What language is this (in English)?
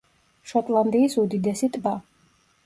Georgian